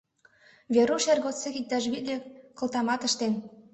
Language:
Mari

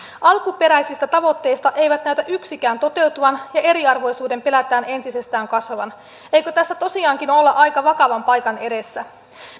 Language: Finnish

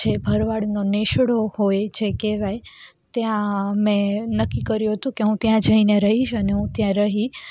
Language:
Gujarati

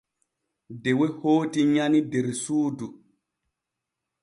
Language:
Borgu Fulfulde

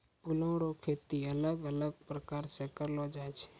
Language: Maithili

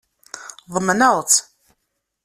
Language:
Kabyle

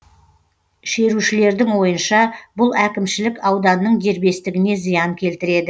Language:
Kazakh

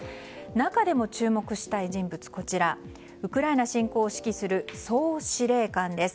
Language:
Japanese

